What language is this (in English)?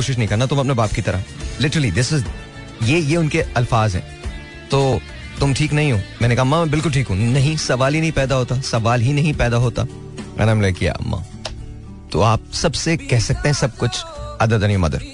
Hindi